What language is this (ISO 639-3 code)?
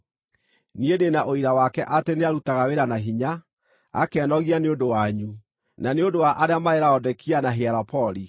kik